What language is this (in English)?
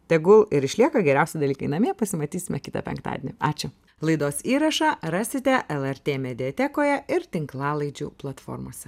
Lithuanian